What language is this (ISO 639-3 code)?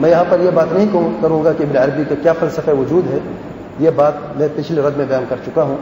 hin